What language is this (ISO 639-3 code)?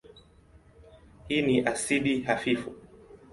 swa